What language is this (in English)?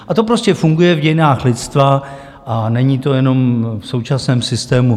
Czech